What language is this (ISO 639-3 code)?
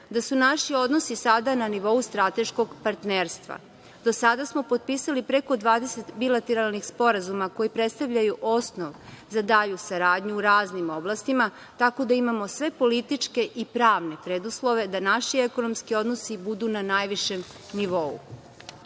srp